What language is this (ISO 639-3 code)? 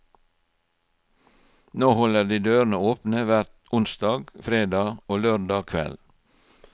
nor